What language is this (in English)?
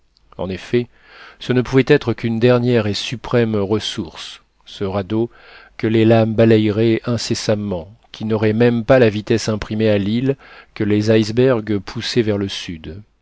French